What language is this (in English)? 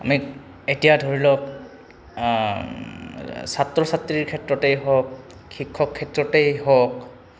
Assamese